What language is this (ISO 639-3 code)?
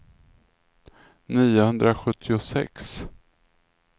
swe